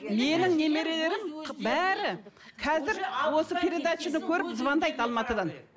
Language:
Kazakh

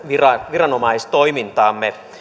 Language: Finnish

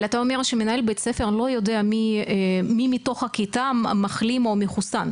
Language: Hebrew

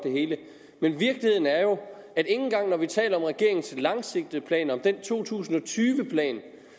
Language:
Danish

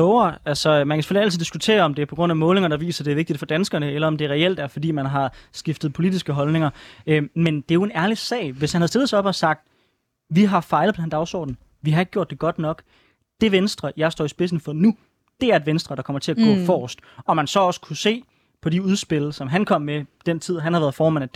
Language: Danish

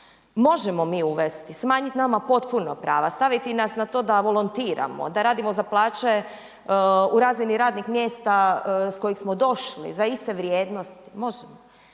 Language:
Croatian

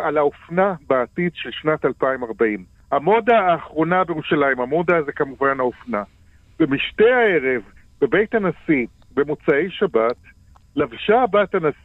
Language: Hebrew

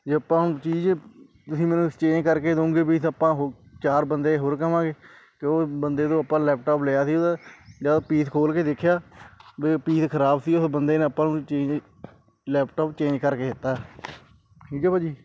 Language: Punjabi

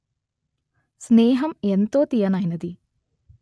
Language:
Telugu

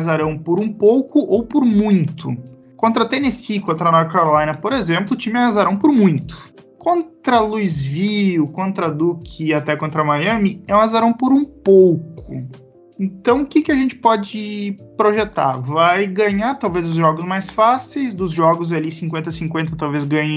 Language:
Portuguese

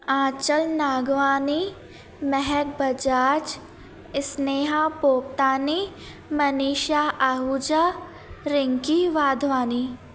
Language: Sindhi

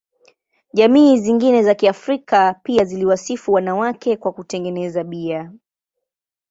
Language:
Swahili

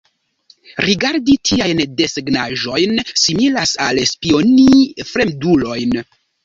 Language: Esperanto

